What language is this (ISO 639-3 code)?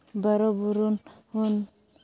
sat